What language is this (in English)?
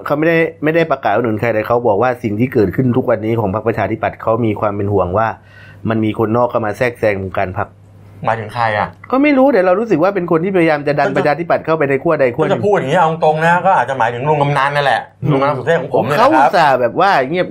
Thai